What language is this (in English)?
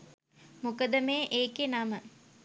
Sinhala